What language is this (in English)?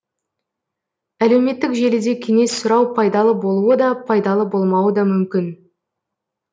Kazakh